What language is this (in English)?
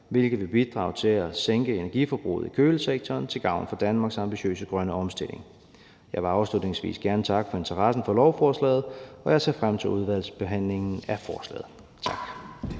Danish